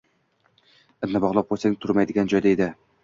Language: Uzbek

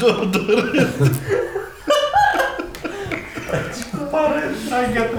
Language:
Romanian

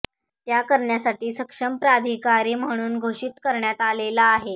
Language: Marathi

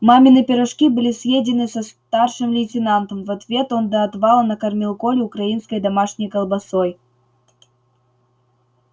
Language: Russian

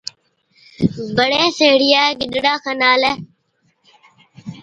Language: Od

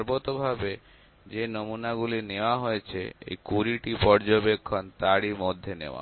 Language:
Bangla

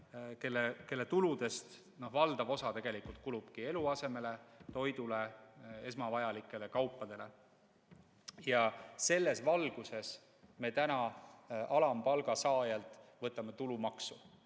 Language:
Estonian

